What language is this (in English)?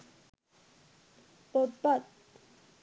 Sinhala